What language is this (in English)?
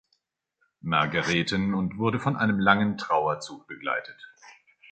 German